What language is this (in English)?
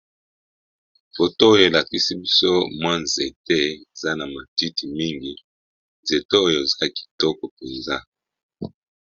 Lingala